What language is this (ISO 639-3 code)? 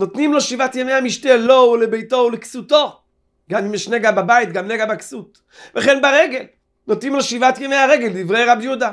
heb